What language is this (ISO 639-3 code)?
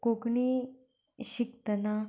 kok